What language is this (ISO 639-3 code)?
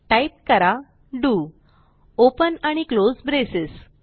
mar